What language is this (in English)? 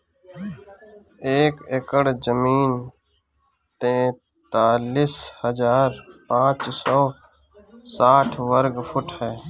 Bhojpuri